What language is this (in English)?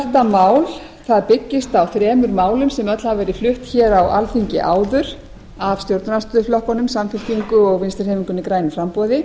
Icelandic